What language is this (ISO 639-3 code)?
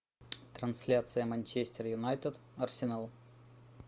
rus